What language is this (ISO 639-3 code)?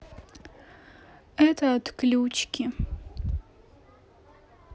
rus